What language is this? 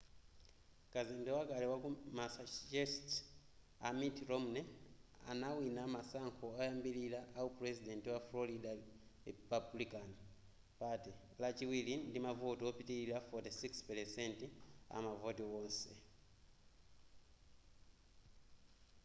Nyanja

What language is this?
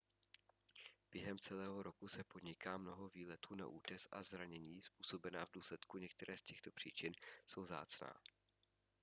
Czech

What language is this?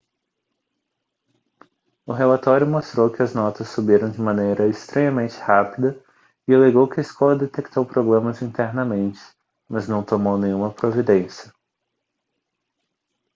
Portuguese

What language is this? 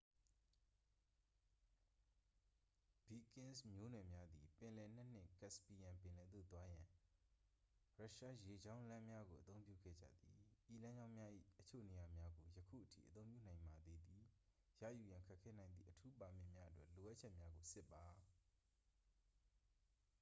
Burmese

